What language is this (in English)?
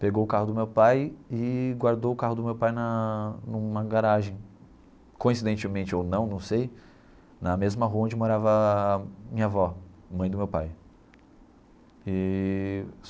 Portuguese